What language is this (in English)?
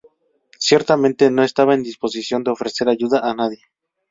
Spanish